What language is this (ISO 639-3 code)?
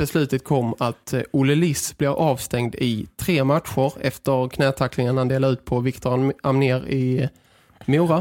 swe